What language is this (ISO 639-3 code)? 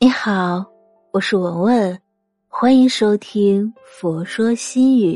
zho